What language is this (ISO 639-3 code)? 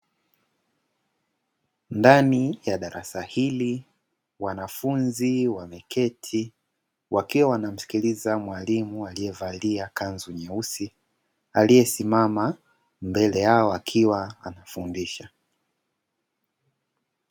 swa